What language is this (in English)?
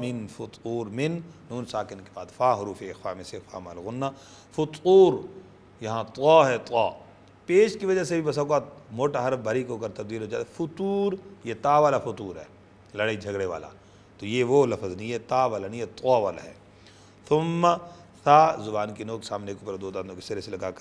Arabic